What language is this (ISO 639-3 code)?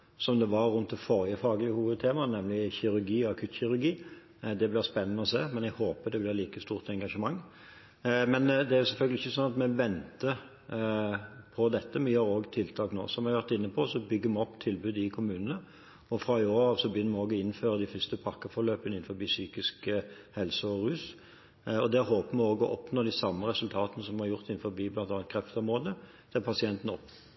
nor